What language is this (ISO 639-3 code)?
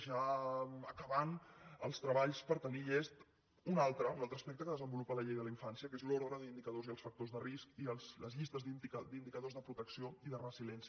cat